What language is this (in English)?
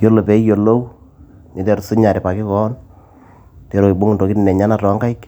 Masai